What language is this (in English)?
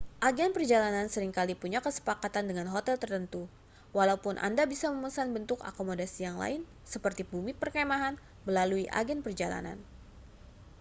Indonesian